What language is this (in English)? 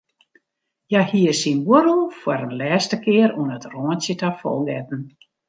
Western Frisian